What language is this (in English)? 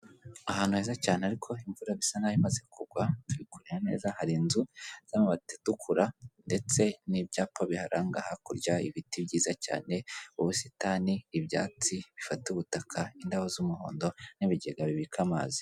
Kinyarwanda